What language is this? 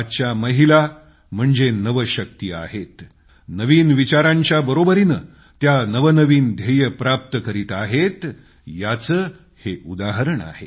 Marathi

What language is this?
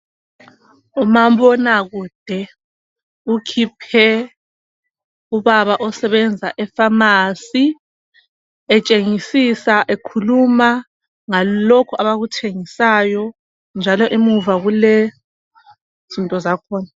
North Ndebele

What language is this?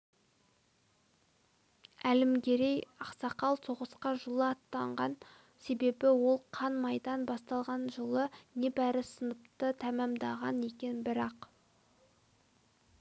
Kazakh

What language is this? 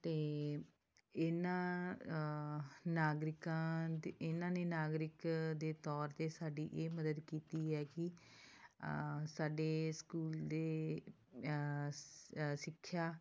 Punjabi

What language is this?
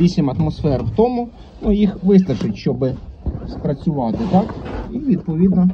Ukrainian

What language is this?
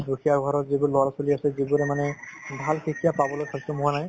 Assamese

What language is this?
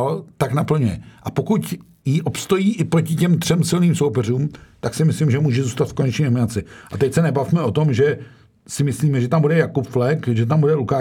Czech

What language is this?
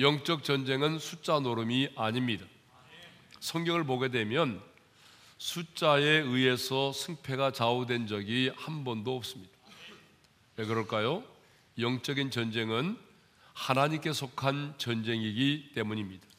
Korean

